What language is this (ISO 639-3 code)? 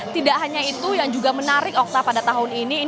ind